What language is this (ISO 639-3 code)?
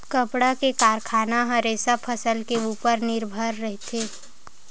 hne